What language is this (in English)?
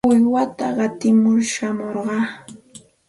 Santa Ana de Tusi Pasco Quechua